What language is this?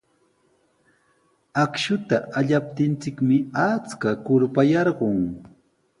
Sihuas Ancash Quechua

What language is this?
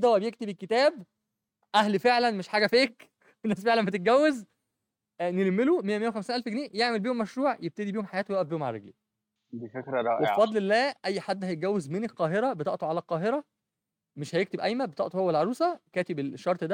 Arabic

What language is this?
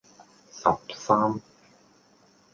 Cantonese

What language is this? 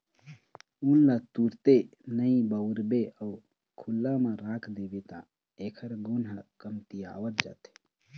Chhattisgarhi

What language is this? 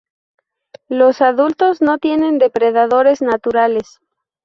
Spanish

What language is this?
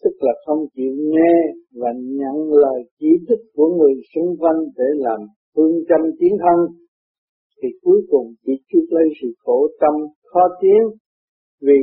Vietnamese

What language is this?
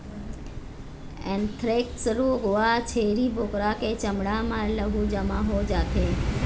Chhattisgarhi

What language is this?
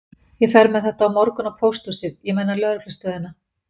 Icelandic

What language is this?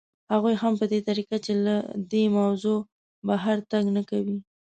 Pashto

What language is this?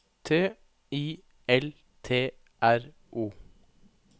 Norwegian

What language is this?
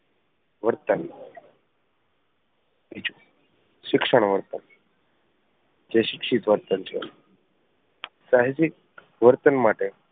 Gujarati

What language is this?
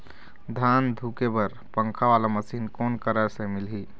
Chhattisgarhi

